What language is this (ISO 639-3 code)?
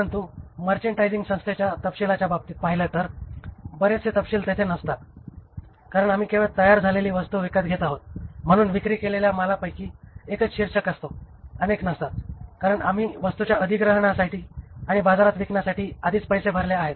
mar